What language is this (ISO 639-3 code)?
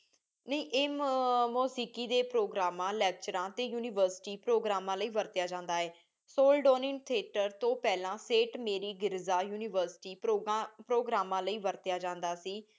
pan